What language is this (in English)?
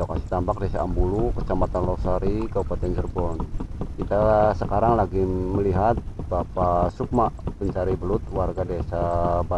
Indonesian